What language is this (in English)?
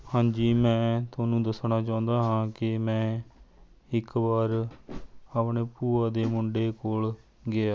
Punjabi